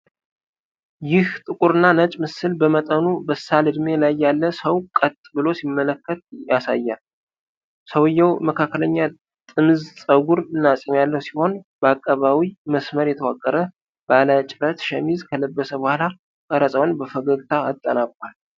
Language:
Amharic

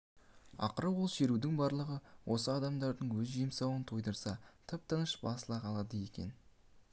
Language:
Kazakh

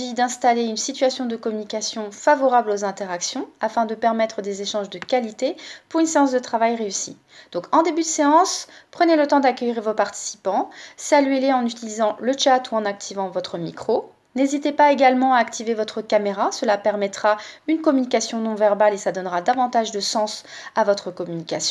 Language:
French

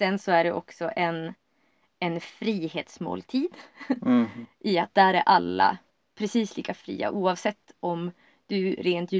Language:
Swedish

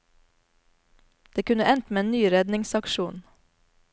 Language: Norwegian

